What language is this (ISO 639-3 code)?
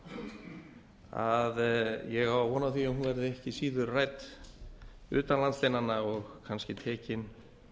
isl